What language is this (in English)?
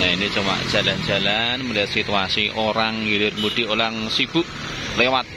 Indonesian